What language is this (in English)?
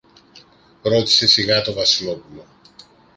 Greek